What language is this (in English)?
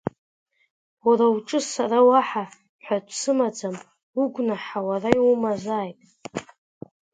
Abkhazian